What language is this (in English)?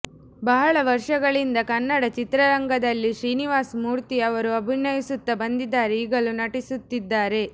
Kannada